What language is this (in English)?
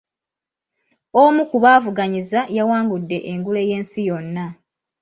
Ganda